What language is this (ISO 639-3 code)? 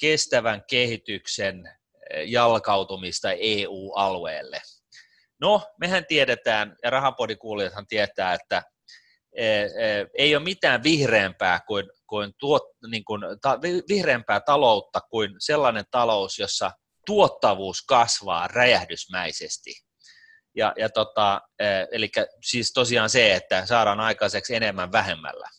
fin